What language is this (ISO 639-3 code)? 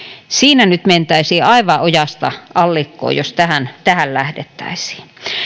fin